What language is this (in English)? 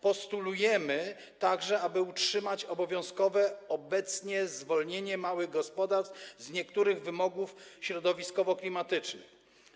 Polish